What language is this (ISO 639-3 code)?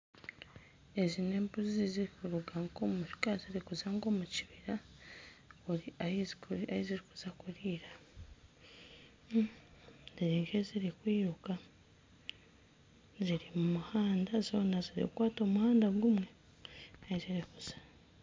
nyn